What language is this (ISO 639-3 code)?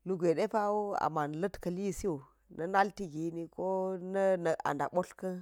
gyz